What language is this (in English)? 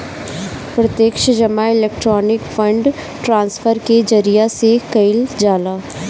Bhojpuri